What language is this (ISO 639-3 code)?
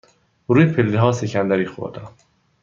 fas